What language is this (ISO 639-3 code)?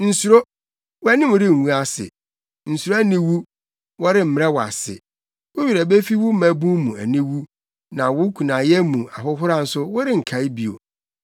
aka